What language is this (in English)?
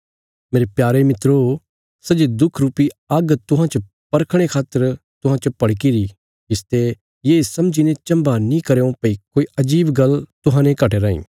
Bilaspuri